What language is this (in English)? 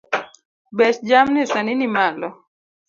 Luo (Kenya and Tanzania)